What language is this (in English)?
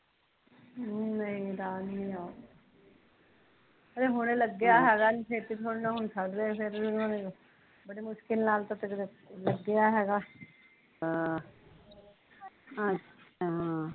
Punjabi